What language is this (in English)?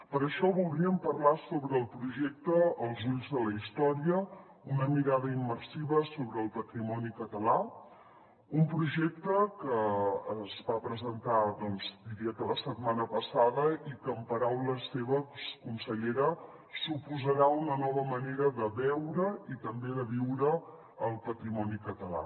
Catalan